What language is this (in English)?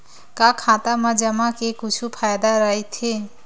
Chhattisgarhi